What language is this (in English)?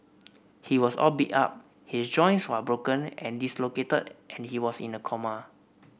English